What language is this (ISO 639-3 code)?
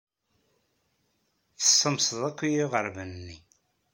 kab